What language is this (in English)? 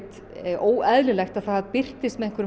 Icelandic